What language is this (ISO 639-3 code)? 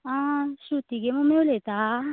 kok